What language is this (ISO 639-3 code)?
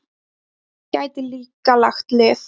isl